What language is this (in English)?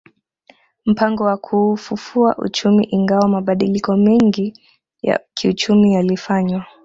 Swahili